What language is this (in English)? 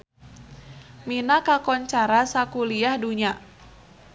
Sundanese